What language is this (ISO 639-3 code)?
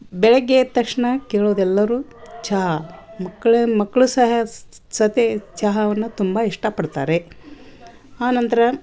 kan